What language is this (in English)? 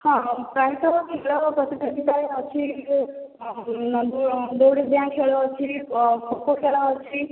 Odia